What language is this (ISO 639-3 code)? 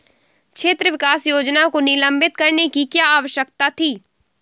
hin